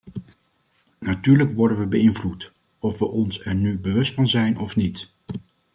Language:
Dutch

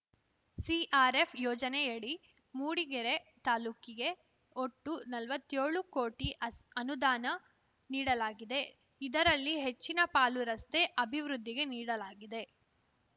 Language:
Kannada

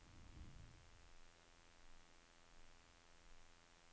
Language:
Norwegian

